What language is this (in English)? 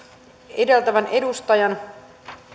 Finnish